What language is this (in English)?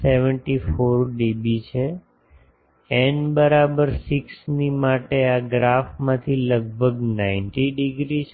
Gujarati